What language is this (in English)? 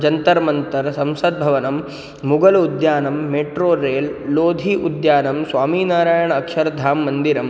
Sanskrit